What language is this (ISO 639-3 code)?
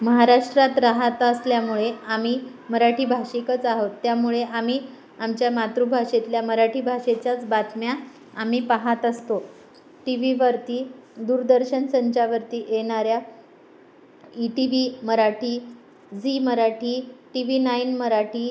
mar